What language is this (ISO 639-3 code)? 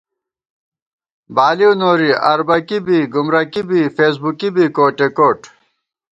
gwt